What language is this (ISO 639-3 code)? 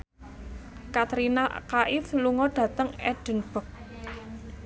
jav